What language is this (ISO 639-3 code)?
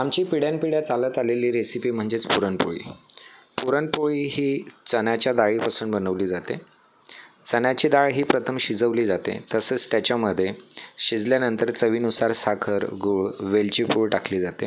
mar